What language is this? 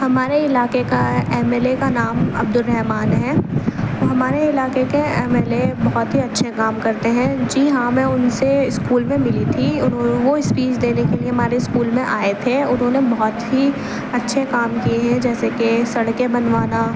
Urdu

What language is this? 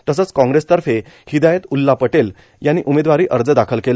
Marathi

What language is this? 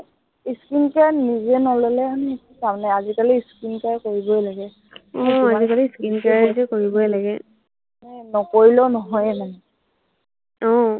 Assamese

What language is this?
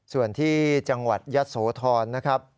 Thai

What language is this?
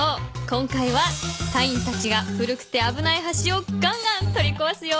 Japanese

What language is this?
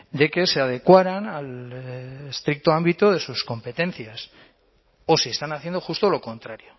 Spanish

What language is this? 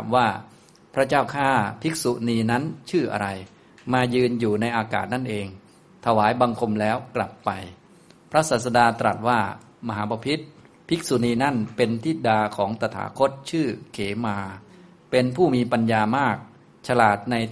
Thai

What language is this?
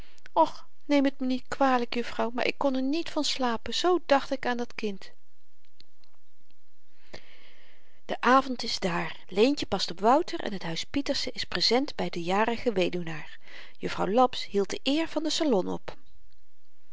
Dutch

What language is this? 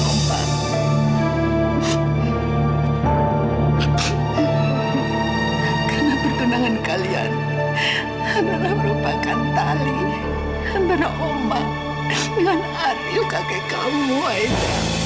Indonesian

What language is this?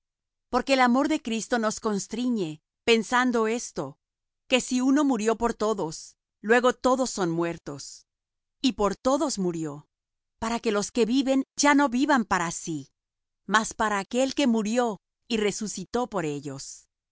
Spanish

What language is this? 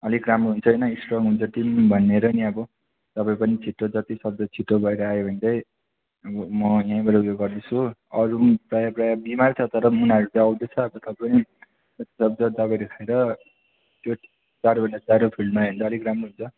Nepali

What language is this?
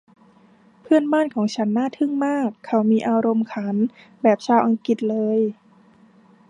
Thai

